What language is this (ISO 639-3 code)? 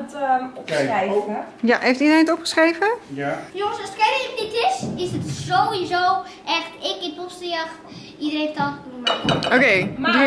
nld